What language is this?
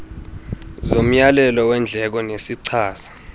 Xhosa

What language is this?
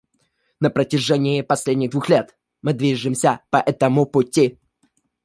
Russian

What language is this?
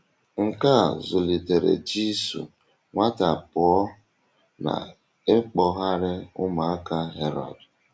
Igbo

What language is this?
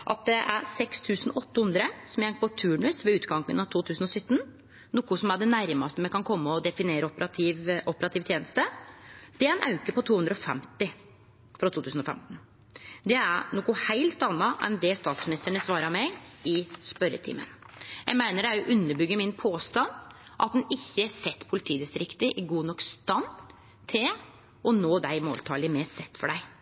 Norwegian Nynorsk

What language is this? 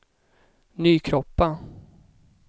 Swedish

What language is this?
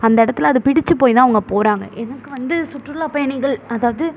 Tamil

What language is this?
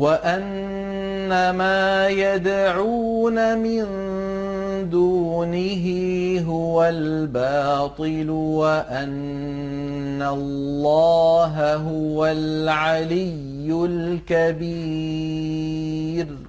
Arabic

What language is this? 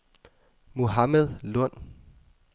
Danish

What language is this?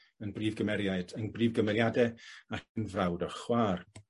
Welsh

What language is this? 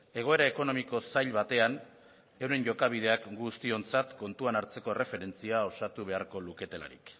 Basque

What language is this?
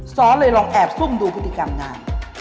Thai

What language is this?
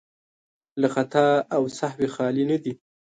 Pashto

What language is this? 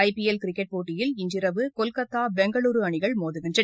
Tamil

